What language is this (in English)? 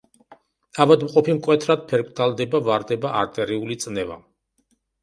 Georgian